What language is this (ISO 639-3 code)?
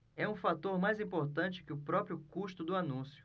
por